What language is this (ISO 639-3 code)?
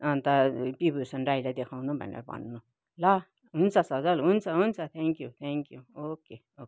nep